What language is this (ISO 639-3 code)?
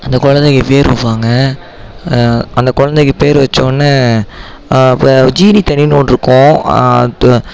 tam